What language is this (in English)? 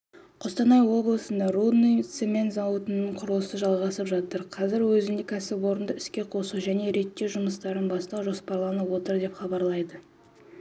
Kazakh